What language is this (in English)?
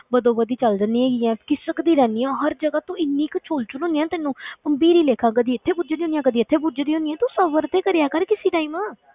Punjabi